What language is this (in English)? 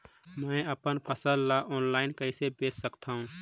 Chhattisgarhi